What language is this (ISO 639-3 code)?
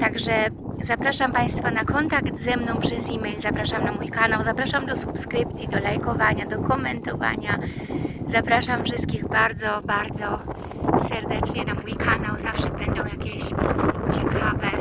pol